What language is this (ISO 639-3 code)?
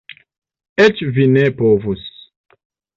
epo